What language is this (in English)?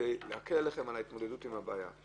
Hebrew